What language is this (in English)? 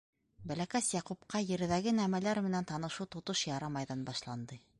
Bashkir